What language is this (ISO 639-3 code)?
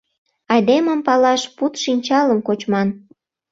chm